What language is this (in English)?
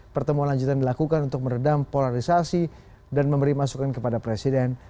Indonesian